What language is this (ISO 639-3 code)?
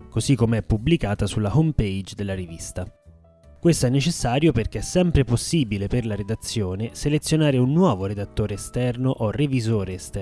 ita